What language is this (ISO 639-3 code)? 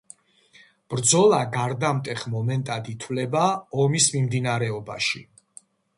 kat